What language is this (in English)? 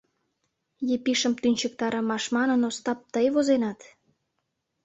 Mari